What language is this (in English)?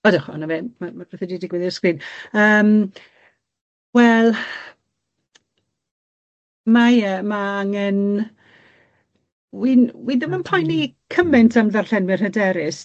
Welsh